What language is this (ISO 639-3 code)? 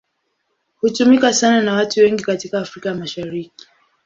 swa